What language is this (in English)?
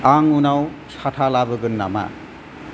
Bodo